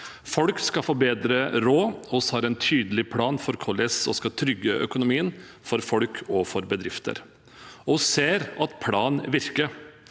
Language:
Norwegian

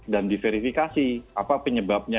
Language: Indonesian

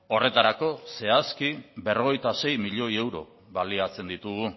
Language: Basque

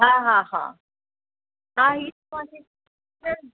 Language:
Sindhi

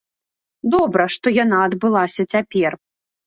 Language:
Belarusian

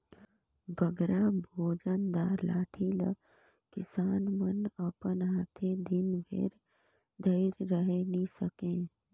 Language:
Chhattisgarhi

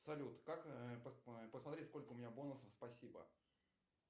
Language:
Russian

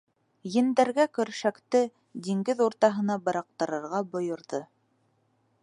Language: Bashkir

